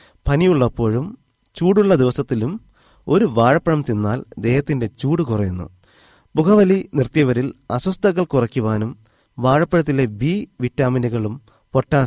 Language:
Malayalam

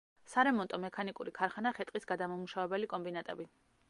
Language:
Georgian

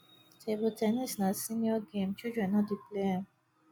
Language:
Nigerian Pidgin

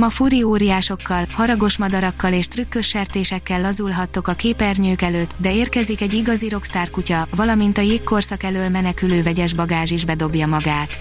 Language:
Hungarian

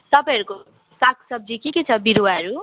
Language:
Nepali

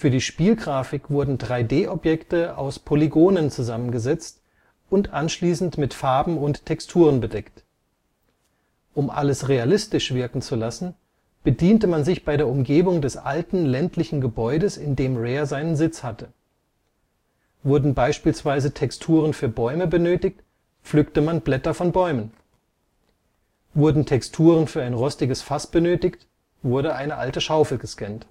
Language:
German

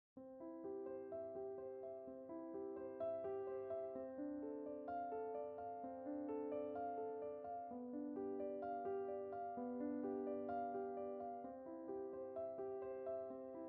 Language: German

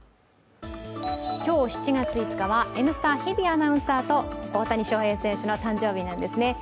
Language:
Japanese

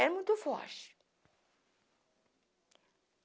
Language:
Portuguese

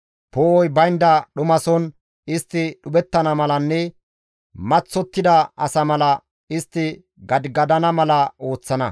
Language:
Gamo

